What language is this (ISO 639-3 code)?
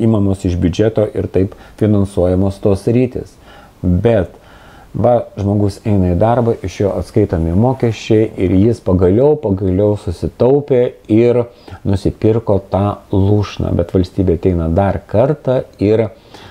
lit